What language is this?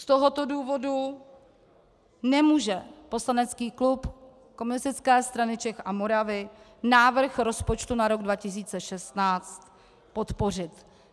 Czech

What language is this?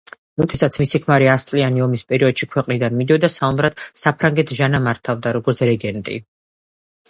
Georgian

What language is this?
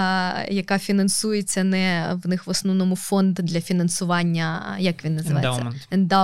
Ukrainian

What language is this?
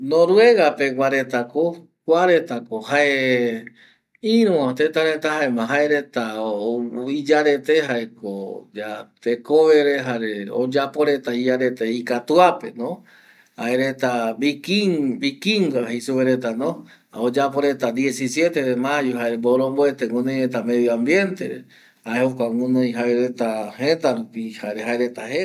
Eastern Bolivian Guaraní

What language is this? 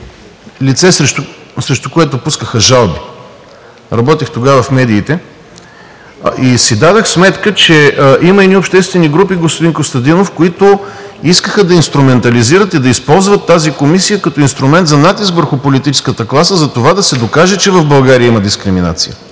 Bulgarian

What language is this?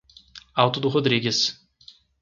Portuguese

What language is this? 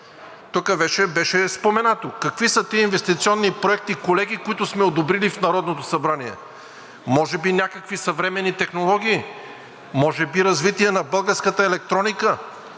Bulgarian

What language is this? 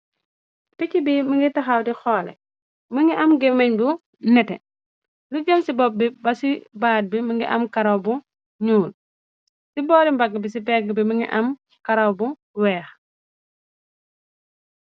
Wolof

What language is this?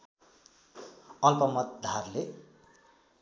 Nepali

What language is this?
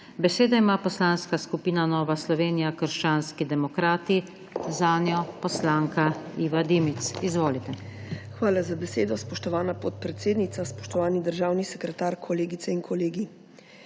Slovenian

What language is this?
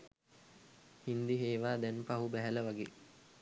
Sinhala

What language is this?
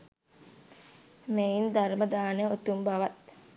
Sinhala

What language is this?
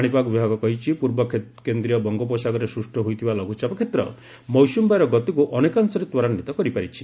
Odia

